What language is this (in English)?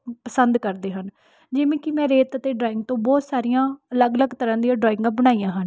Punjabi